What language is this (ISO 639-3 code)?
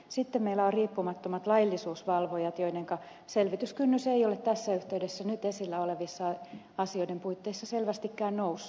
fin